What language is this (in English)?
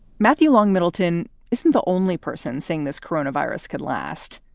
English